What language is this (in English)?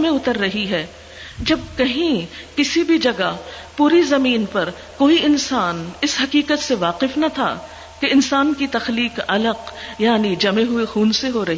Urdu